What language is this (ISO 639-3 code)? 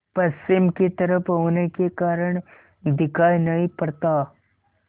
hin